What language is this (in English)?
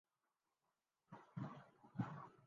Urdu